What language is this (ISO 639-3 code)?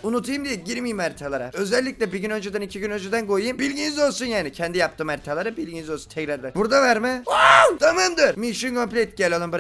tur